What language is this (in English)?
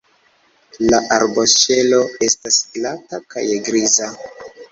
Esperanto